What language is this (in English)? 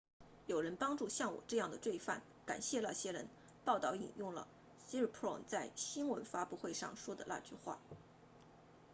Chinese